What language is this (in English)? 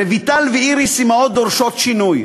Hebrew